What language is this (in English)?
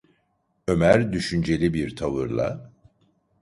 Turkish